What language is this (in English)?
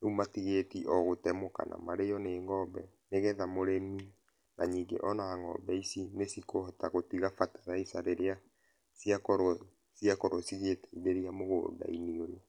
Kikuyu